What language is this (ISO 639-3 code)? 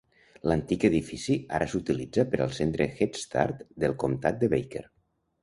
cat